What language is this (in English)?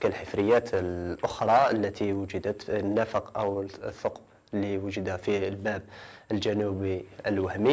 Arabic